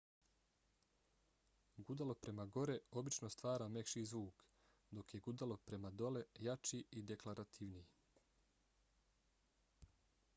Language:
Bosnian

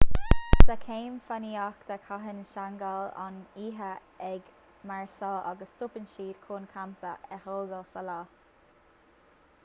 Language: Irish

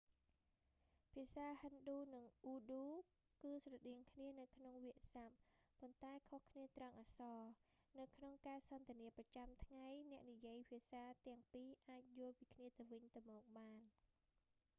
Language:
Khmer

